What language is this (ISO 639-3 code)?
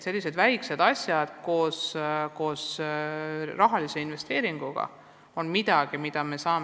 est